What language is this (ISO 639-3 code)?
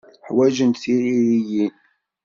kab